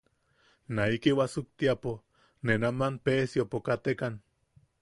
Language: Yaqui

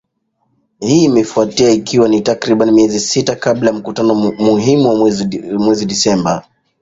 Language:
Swahili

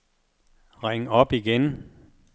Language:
Danish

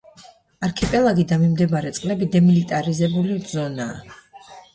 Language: Georgian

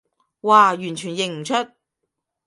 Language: Cantonese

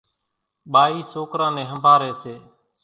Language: Kachi Koli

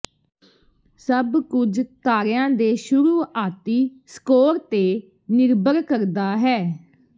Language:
Punjabi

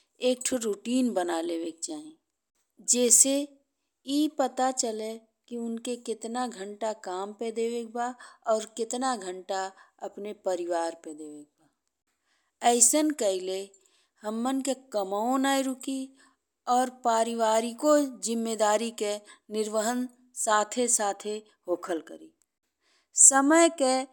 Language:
Bhojpuri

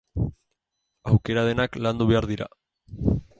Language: Basque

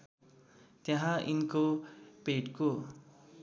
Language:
Nepali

